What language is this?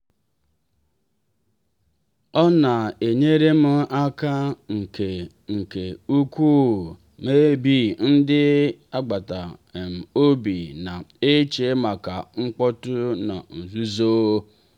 Igbo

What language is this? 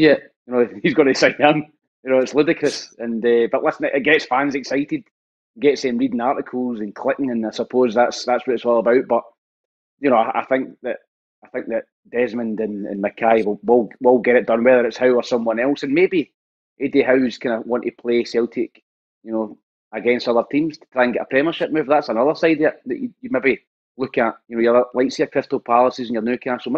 English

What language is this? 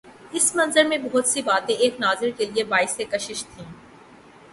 Urdu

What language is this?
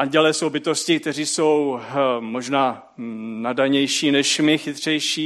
Czech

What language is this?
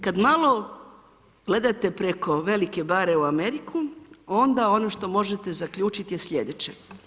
Croatian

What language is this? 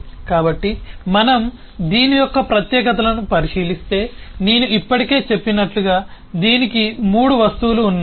Telugu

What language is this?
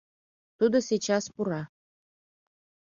Mari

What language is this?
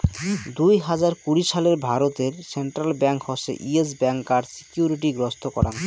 Bangla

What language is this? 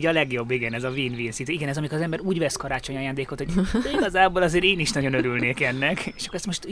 Hungarian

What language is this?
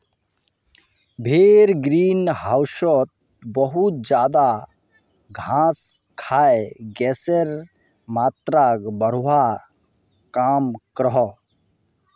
Magahi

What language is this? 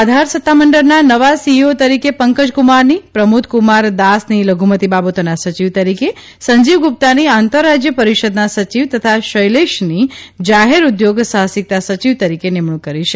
Gujarati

